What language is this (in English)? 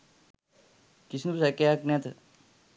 Sinhala